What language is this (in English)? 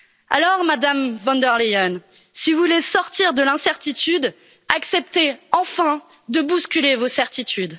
French